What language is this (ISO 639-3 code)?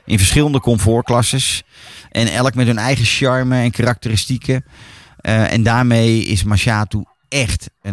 nld